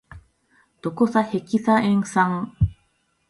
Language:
Japanese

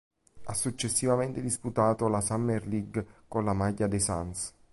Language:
Italian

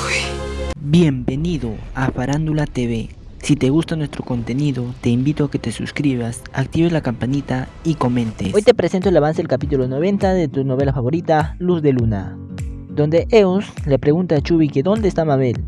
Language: Spanish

